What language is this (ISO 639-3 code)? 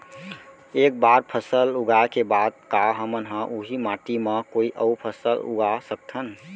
hne